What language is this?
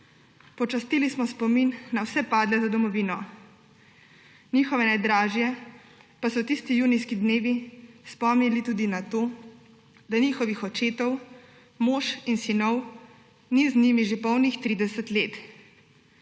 Slovenian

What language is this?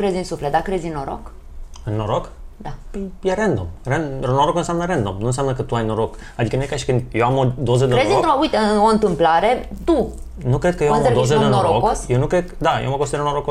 Romanian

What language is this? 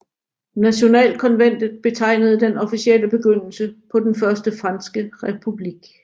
Danish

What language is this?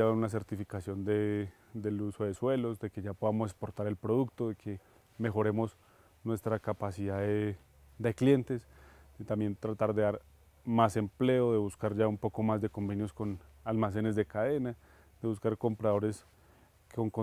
Spanish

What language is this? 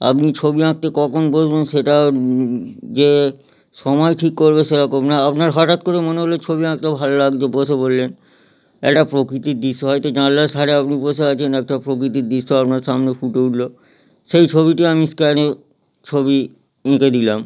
Bangla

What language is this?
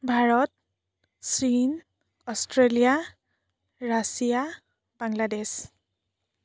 Assamese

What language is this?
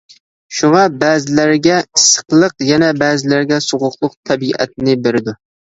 Uyghur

